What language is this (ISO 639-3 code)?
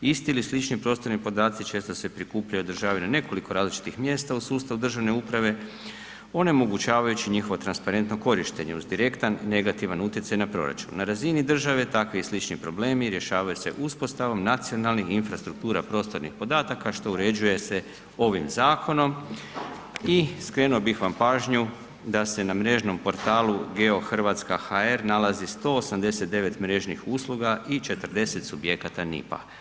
hrv